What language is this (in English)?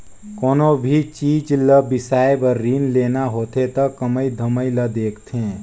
Chhattisgarhi